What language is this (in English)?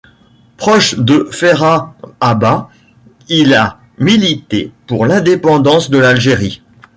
French